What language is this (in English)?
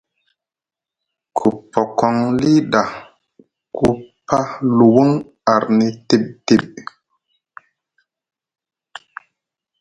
Musgu